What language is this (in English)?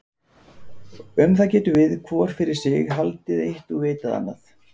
Icelandic